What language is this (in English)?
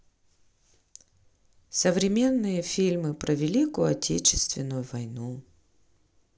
Russian